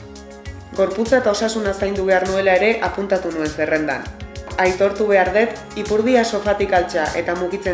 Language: Basque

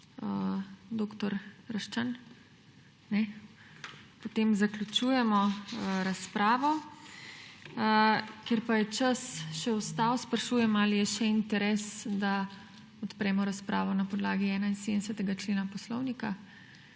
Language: Slovenian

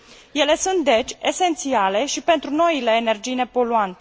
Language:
Romanian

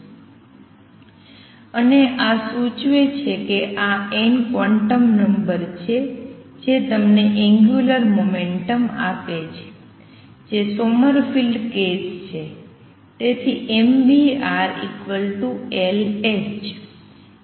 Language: Gujarati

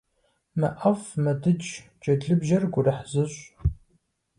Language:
Kabardian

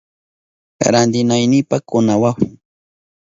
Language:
Southern Pastaza Quechua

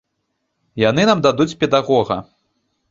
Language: Belarusian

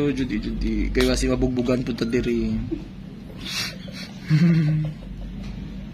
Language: Filipino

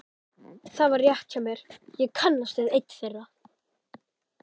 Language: Icelandic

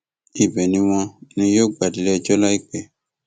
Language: Yoruba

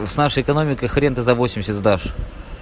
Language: Russian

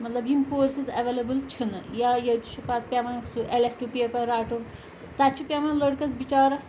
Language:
Kashmiri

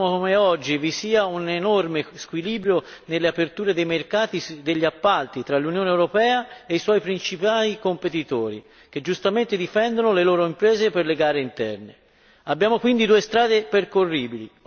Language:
Italian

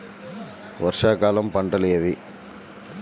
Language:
Telugu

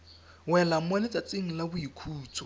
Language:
Tswana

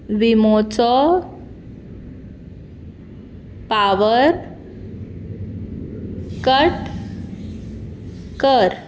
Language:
Konkani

